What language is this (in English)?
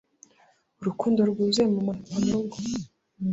Kinyarwanda